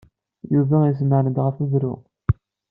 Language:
Kabyle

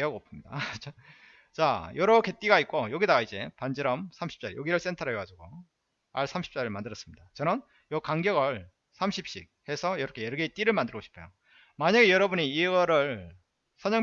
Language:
Korean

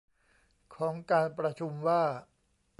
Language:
Thai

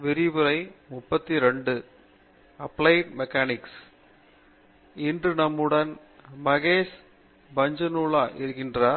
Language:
Tamil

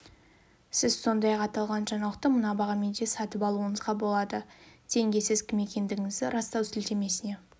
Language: Kazakh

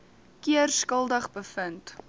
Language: Afrikaans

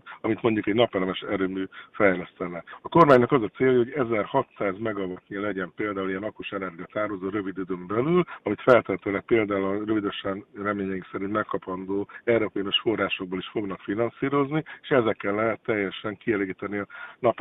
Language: Hungarian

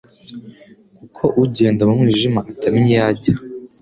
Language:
Kinyarwanda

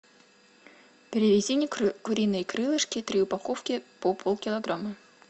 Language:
Russian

